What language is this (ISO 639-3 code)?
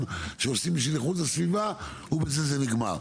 heb